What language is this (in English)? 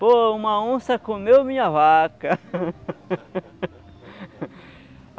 Portuguese